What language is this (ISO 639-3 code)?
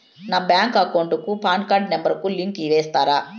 tel